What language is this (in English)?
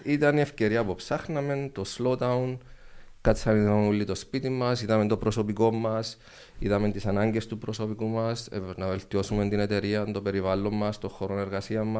Greek